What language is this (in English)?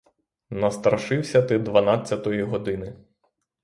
Ukrainian